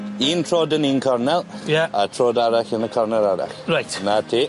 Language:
Welsh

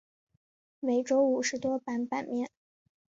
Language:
Chinese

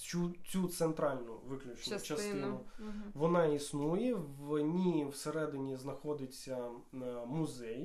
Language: Ukrainian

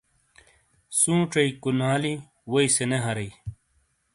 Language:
Shina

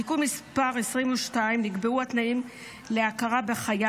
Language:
Hebrew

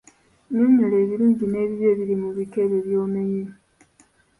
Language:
Ganda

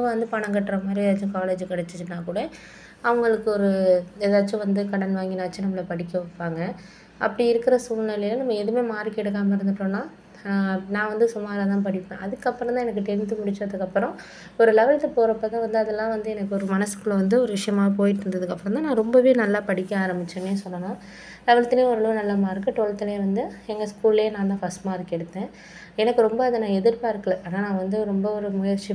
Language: Tamil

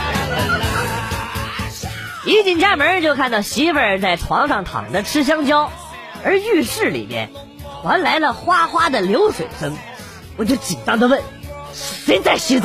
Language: Chinese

